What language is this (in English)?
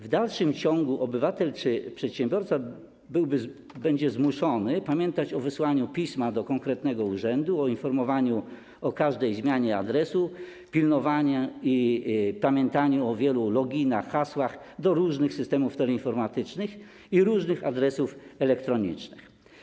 Polish